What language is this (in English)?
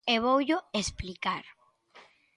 Galician